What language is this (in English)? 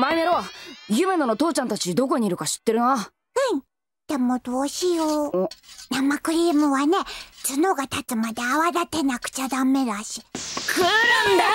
Japanese